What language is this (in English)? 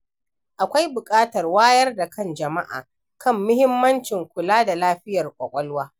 Hausa